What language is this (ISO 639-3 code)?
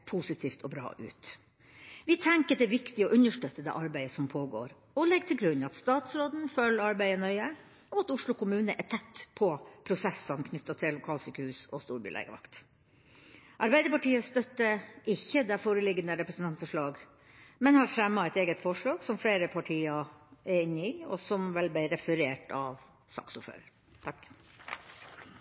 nob